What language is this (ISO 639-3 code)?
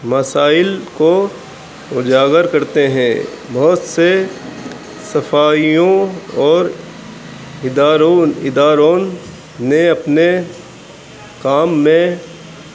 urd